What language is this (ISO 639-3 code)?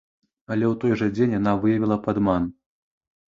bel